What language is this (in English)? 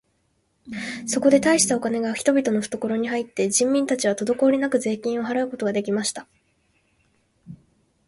Japanese